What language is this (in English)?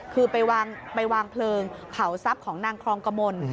Thai